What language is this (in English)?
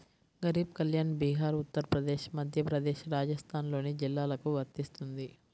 Telugu